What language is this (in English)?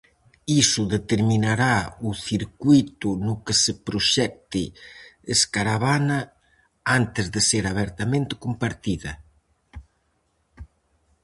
Galician